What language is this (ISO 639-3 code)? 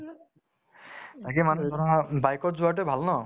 asm